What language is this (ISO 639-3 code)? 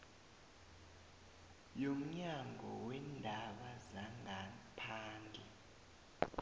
nbl